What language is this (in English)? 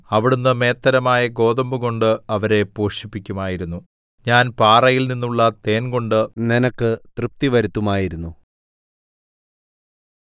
Malayalam